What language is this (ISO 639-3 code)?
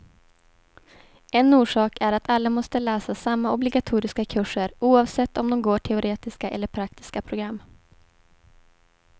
swe